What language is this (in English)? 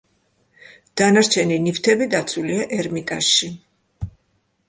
Georgian